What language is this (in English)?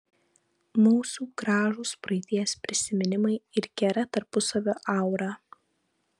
Lithuanian